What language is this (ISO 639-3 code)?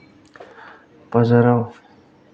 brx